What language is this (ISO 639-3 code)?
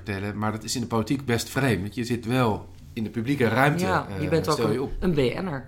nld